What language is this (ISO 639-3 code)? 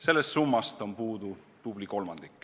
est